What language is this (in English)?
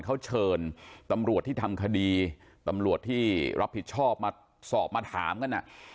Thai